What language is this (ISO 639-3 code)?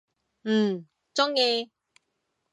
yue